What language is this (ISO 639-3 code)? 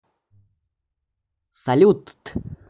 rus